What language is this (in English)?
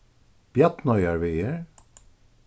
Faroese